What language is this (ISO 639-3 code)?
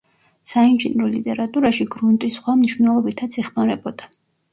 kat